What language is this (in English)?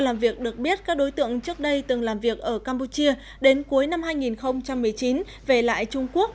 Vietnamese